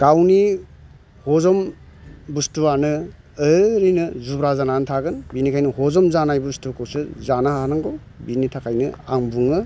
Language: Bodo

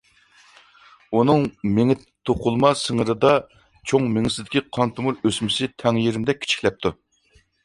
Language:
Uyghur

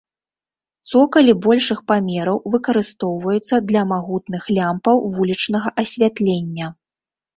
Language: Belarusian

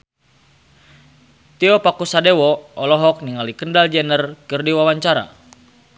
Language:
Sundanese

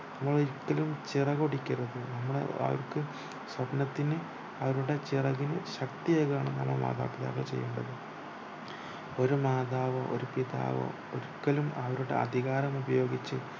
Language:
Malayalam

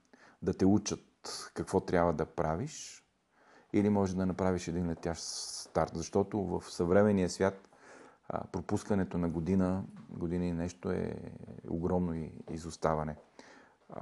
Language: Bulgarian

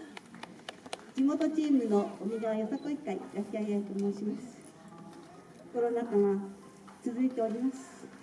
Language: Japanese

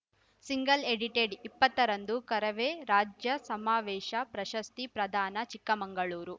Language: Kannada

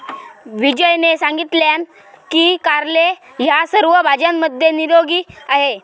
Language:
Marathi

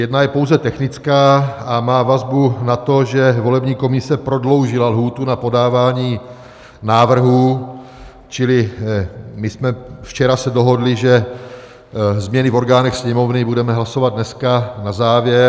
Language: Czech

